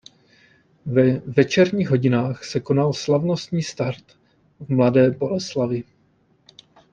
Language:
Czech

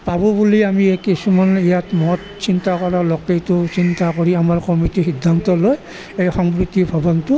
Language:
Assamese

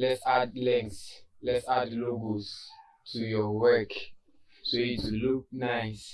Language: English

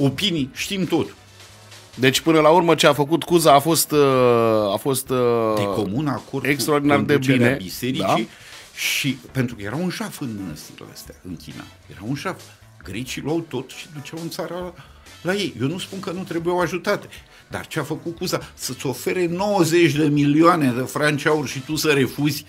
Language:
Romanian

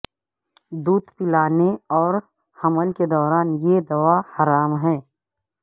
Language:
Urdu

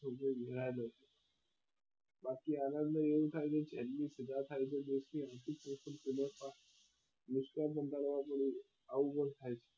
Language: Gujarati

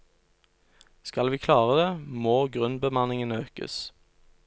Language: Norwegian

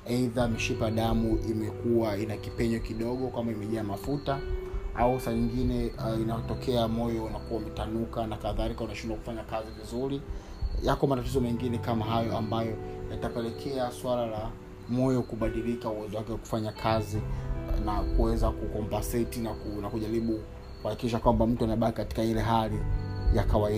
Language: Swahili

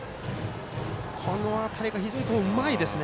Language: Japanese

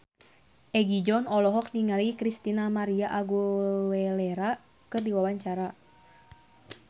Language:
Sundanese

